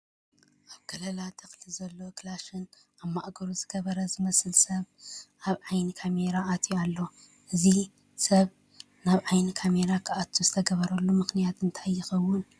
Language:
Tigrinya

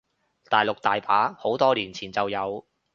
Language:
Cantonese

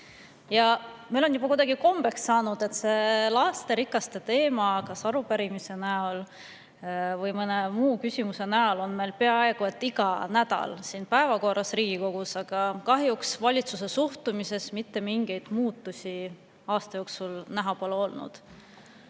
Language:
Estonian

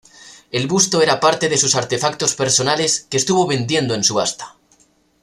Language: Spanish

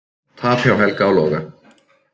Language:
Icelandic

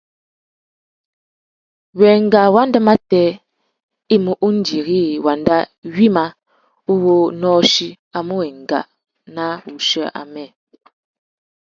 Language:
Tuki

